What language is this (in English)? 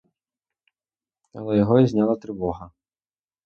Ukrainian